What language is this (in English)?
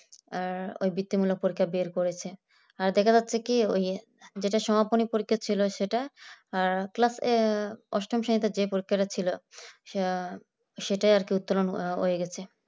Bangla